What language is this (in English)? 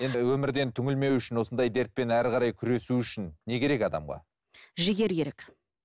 Kazakh